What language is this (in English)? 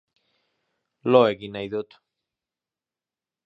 Basque